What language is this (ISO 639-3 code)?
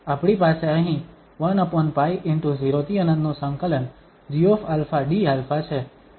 guj